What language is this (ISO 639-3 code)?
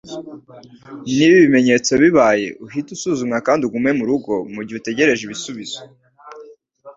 kin